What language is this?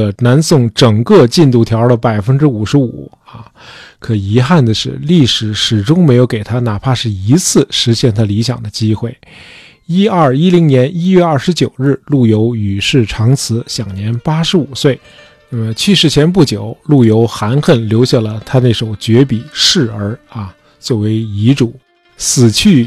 Chinese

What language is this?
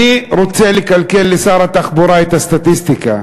Hebrew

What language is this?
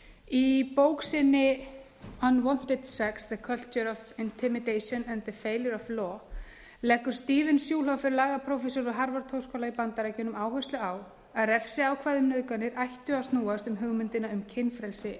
Icelandic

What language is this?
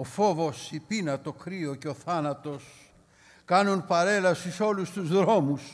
Greek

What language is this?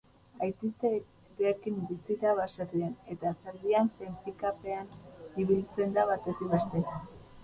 Basque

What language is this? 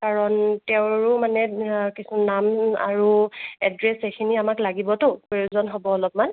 Assamese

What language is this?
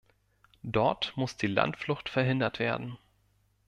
German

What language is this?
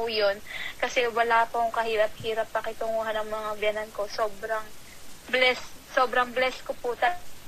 Filipino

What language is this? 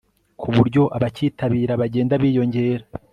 Kinyarwanda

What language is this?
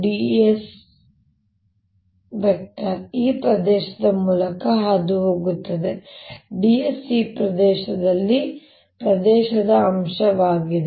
Kannada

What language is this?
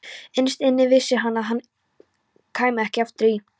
Icelandic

